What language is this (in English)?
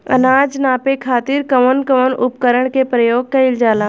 Bhojpuri